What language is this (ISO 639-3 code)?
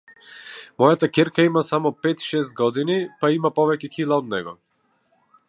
mkd